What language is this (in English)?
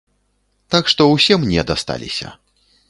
Belarusian